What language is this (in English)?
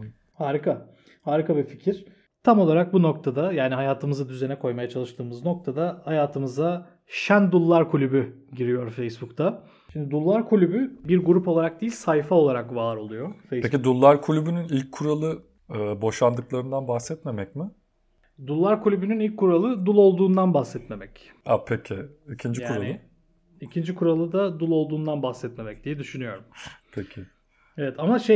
Turkish